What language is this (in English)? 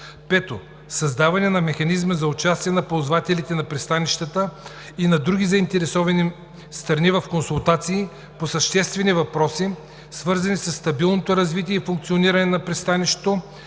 Bulgarian